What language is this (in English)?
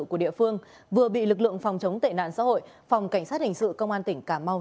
Vietnamese